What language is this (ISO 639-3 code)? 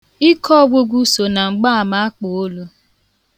ibo